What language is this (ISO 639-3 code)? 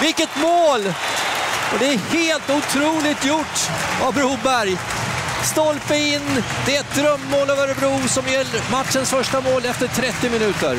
swe